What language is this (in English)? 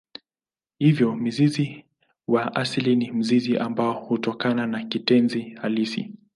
Swahili